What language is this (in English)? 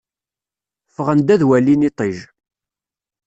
Kabyle